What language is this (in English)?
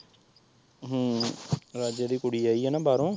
Punjabi